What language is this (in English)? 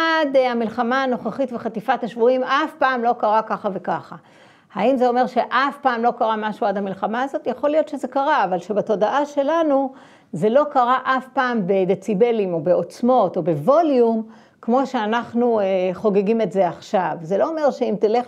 Hebrew